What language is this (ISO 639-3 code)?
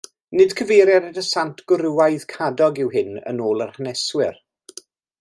cym